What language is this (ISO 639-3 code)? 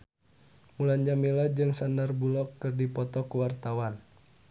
sun